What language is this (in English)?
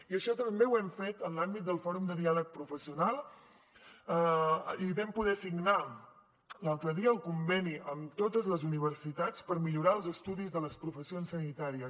Catalan